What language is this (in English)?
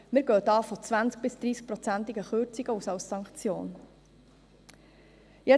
Swiss German